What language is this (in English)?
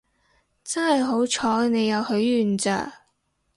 Cantonese